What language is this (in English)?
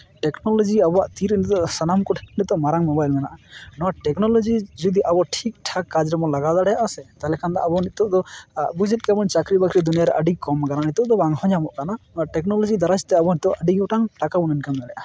Santali